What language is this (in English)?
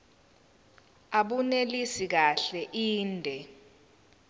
Zulu